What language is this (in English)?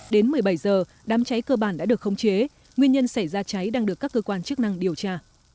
Vietnamese